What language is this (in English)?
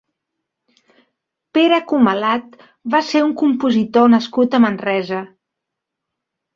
Catalan